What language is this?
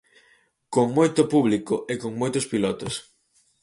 Galician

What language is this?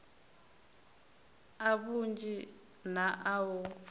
Venda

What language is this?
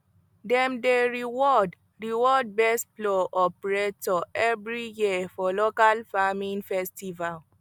Nigerian Pidgin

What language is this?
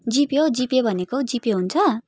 Nepali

